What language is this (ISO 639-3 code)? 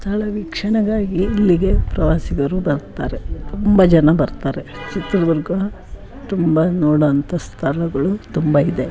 kan